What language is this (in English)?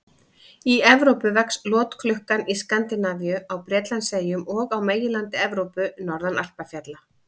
Icelandic